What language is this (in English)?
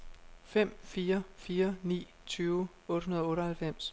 Danish